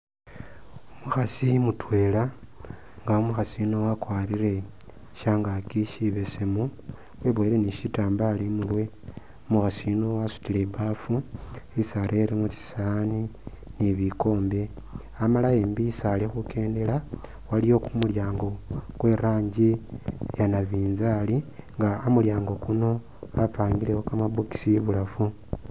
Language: Masaaba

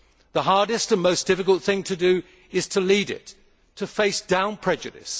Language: English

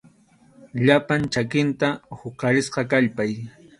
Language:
Arequipa-La Unión Quechua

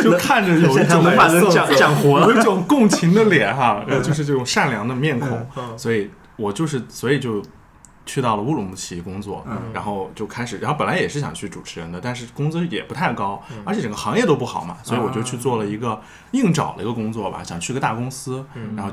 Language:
Chinese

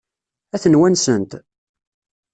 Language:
Kabyle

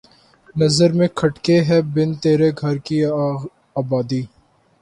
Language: Urdu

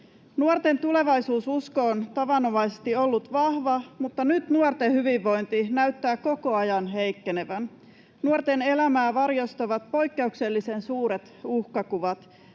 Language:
Finnish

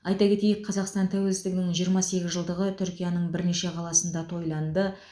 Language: Kazakh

